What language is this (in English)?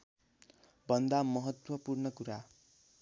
Nepali